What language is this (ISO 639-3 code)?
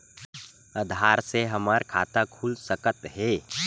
hne